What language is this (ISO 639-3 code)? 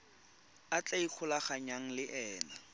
tsn